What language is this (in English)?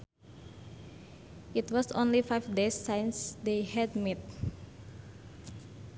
Sundanese